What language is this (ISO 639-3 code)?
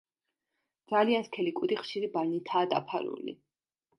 kat